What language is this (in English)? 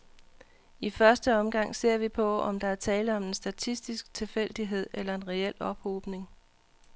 Danish